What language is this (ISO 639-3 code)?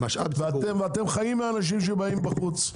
heb